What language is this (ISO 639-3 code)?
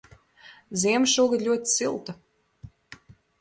lav